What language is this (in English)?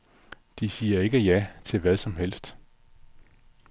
Danish